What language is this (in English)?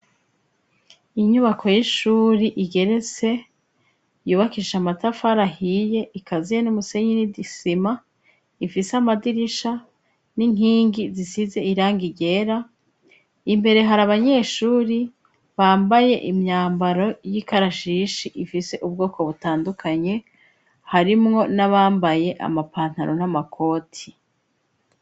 Rundi